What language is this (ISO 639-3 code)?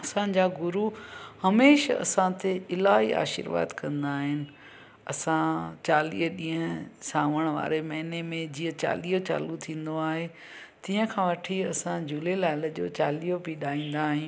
snd